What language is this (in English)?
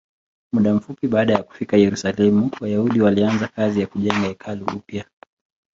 Swahili